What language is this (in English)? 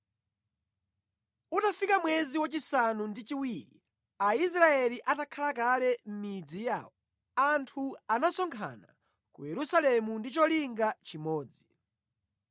Nyanja